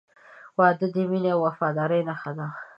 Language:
Pashto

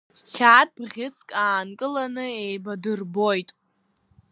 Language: Abkhazian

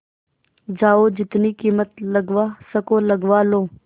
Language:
Hindi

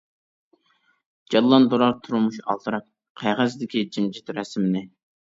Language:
Uyghur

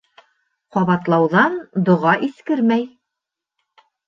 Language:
Bashkir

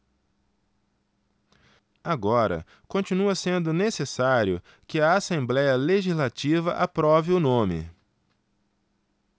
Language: Portuguese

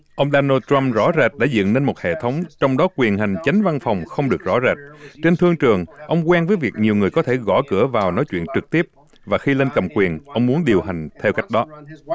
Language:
Vietnamese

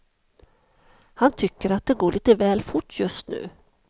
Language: Swedish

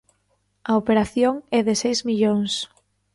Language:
Galician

